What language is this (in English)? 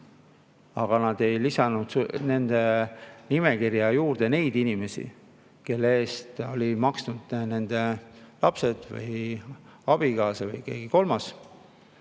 Estonian